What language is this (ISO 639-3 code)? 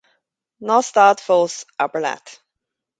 gle